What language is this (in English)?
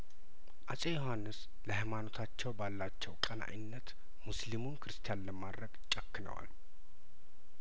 Amharic